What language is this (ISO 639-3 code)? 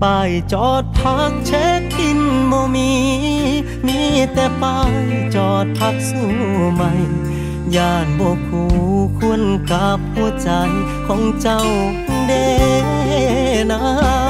tha